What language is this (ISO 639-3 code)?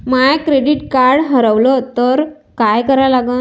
mar